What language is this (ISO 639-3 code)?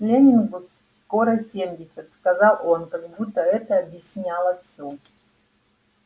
rus